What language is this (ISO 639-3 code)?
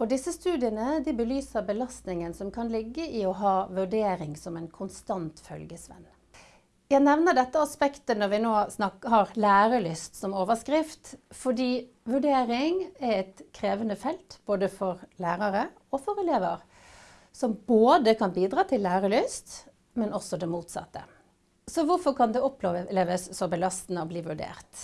nor